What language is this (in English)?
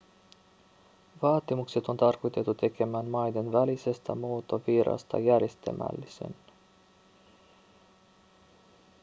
Finnish